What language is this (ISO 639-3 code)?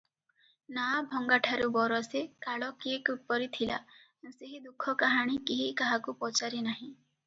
ori